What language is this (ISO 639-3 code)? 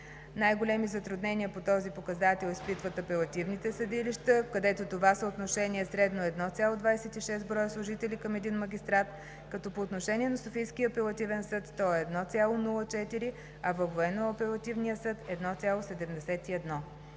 bul